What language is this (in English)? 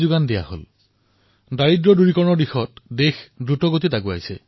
Assamese